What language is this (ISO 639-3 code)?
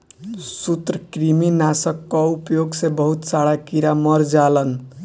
bho